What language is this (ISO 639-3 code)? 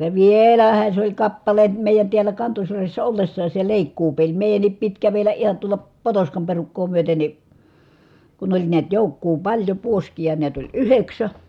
fin